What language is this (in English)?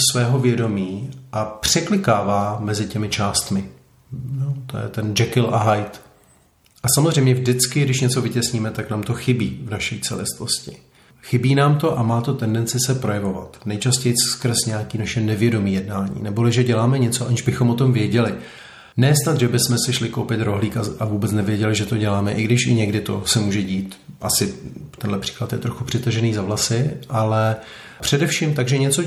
Czech